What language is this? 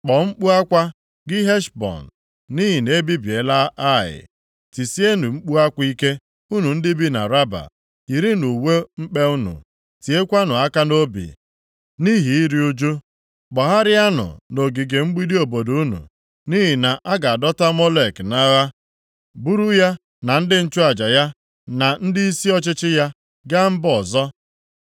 Igbo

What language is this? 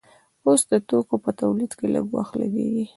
Pashto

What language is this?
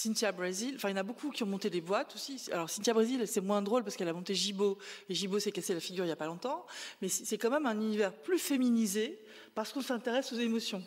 French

